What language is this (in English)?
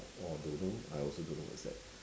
English